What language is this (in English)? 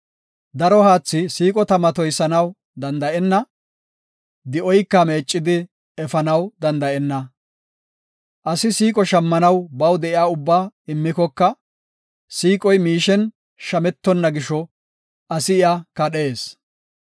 Gofa